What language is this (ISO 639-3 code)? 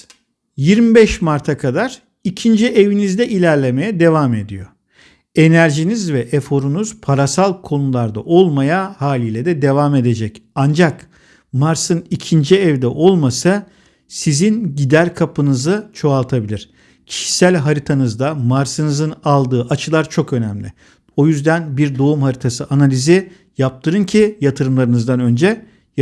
tur